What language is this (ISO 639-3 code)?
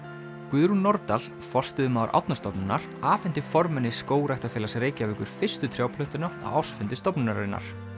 isl